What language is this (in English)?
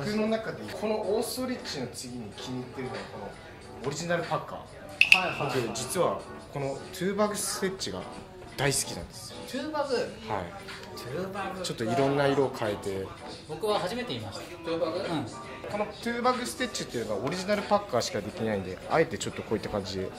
Japanese